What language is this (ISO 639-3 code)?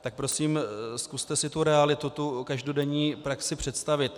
ces